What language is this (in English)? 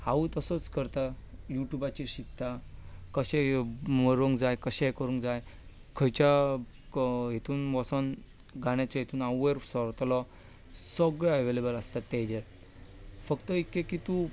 Konkani